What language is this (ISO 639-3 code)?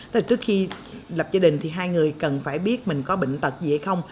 vie